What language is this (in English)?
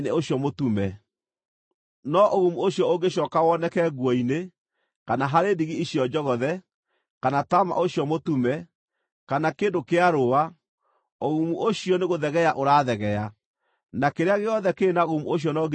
Kikuyu